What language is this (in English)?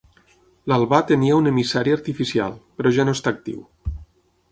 Catalan